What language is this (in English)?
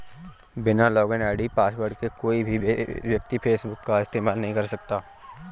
Hindi